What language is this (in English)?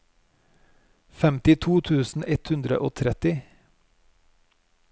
Norwegian